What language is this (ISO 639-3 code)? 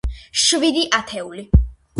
kat